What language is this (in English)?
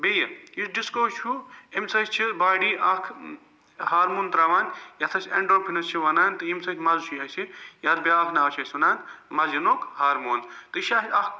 Kashmiri